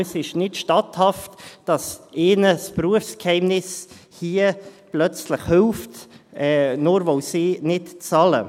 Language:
Swiss German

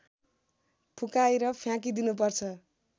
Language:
Nepali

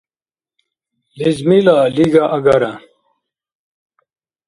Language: Dargwa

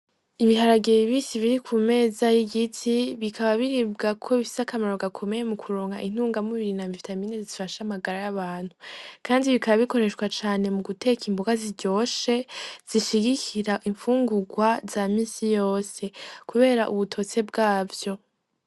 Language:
Rundi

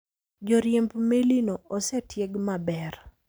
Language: Luo (Kenya and Tanzania)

